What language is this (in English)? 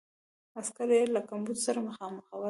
Pashto